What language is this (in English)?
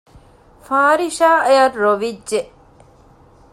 Divehi